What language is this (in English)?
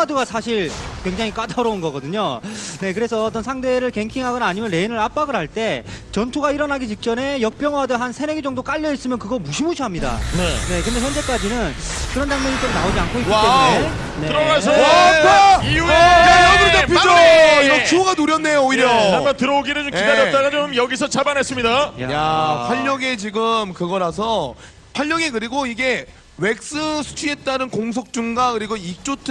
Korean